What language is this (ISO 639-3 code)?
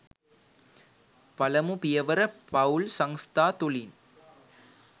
sin